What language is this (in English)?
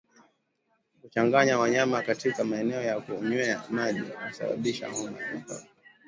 Swahili